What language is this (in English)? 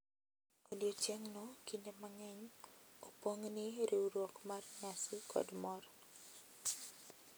Luo (Kenya and Tanzania)